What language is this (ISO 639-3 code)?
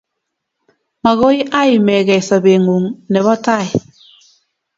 kln